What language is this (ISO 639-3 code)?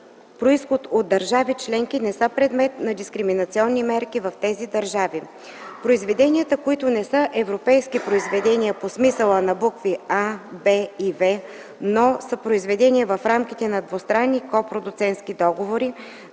bul